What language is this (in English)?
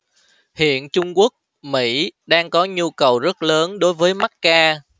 Vietnamese